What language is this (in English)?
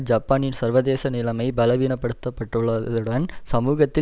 Tamil